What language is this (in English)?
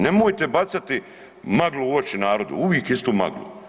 Croatian